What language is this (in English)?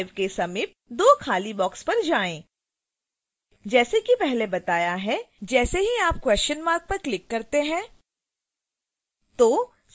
Hindi